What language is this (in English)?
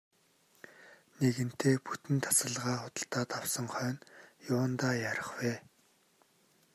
Mongolian